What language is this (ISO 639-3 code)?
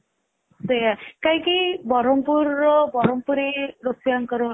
ori